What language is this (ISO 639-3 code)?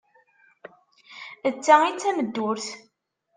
kab